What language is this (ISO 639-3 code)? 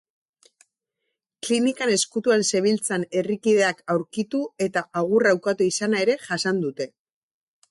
eus